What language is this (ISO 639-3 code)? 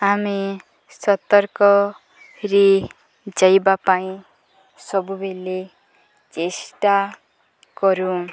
ori